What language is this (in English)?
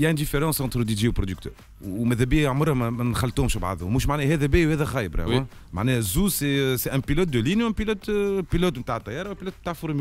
Arabic